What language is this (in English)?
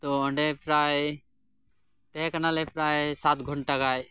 Santali